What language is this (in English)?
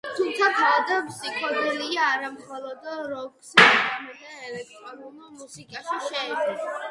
Georgian